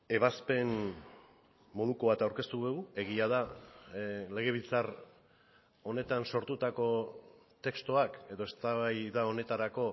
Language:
Basque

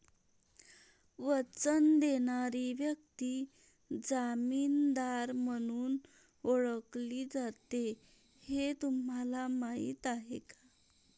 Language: Marathi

